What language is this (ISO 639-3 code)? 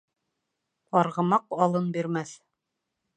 bak